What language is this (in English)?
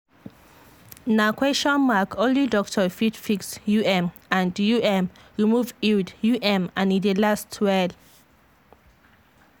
Nigerian Pidgin